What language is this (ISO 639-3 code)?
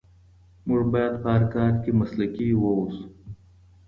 pus